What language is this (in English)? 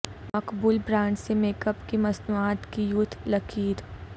Urdu